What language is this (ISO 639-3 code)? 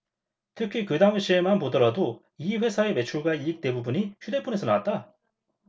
kor